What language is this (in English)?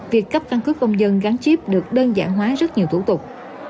Vietnamese